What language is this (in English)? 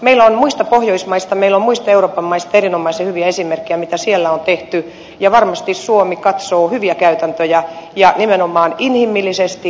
Finnish